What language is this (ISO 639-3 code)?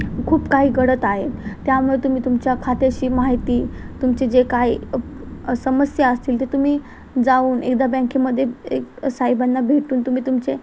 mar